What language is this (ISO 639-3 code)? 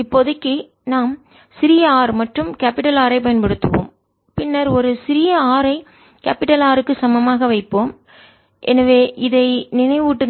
tam